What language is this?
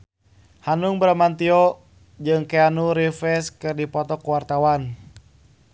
Sundanese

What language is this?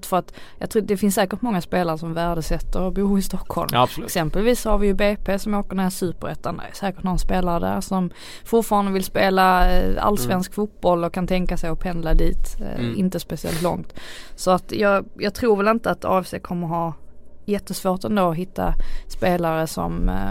Swedish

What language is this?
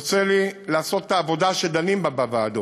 Hebrew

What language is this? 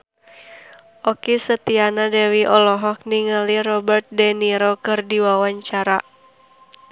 Sundanese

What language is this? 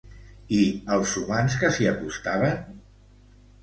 Catalan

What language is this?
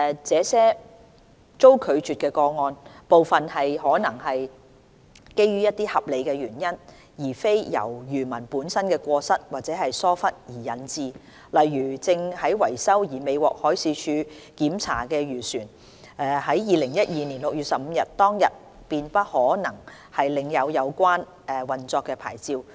Cantonese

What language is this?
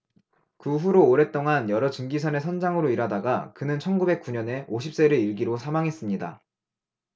Korean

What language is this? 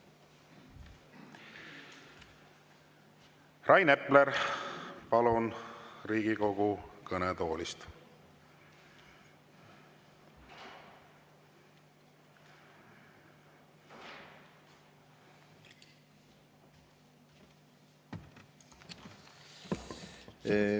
Estonian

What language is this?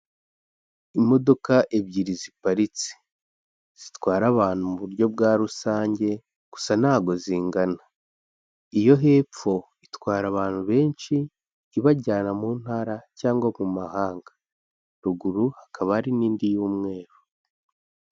Kinyarwanda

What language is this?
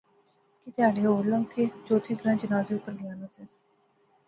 Pahari-Potwari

